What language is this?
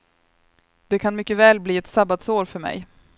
Swedish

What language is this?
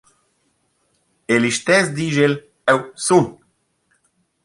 Romansh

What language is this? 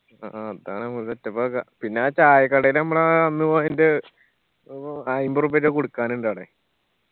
Malayalam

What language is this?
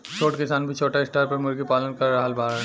Bhojpuri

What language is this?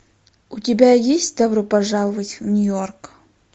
Russian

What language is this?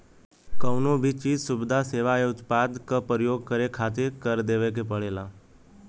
Bhojpuri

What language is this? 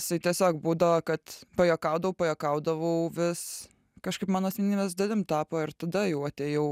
Lithuanian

